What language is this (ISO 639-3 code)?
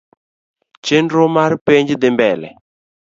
luo